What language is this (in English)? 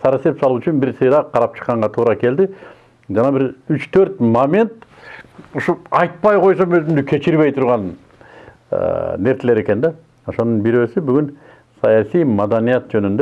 Turkish